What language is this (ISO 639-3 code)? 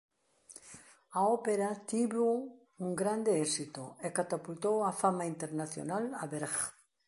glg